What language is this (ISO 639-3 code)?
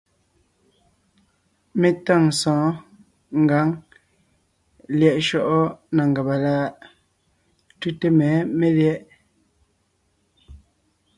nnh